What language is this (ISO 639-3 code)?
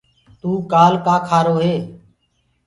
ggg